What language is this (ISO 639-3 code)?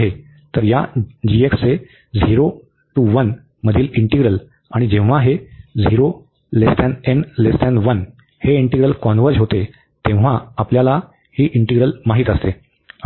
mar